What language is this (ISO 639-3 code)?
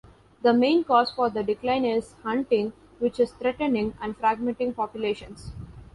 eng